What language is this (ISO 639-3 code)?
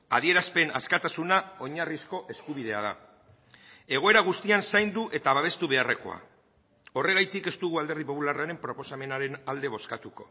eus